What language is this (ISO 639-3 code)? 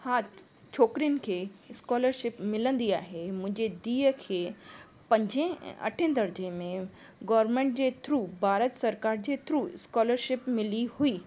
snd